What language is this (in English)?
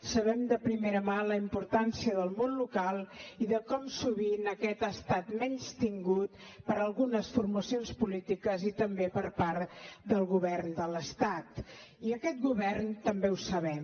Catalan